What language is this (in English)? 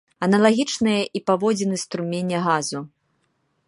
Belarusian